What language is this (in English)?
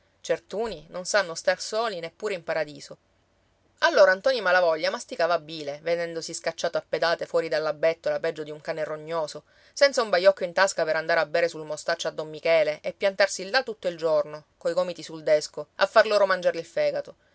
Italian